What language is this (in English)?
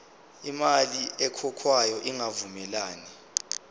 Zulu